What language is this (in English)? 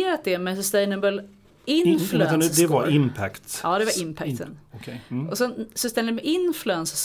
Swedish